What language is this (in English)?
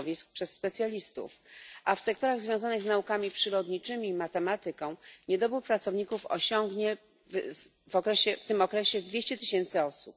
Polish